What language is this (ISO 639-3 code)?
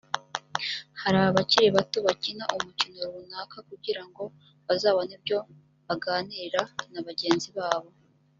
kin